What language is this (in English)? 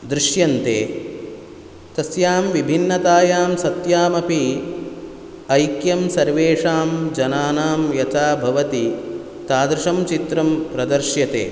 Sanskrit